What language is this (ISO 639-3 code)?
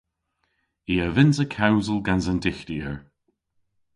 cor